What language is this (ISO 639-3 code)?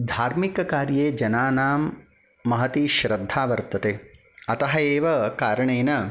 san